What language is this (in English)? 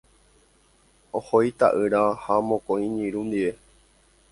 Guarani